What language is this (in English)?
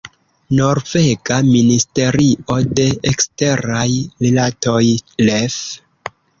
Esperanto